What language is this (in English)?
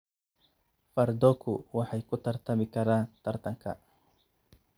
Somali